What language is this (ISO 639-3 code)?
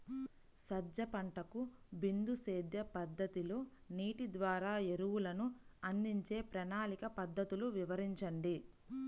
tel